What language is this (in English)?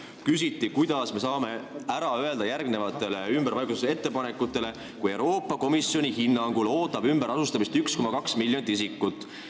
Estonian